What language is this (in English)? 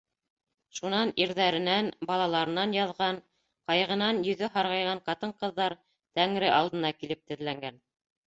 Bashkir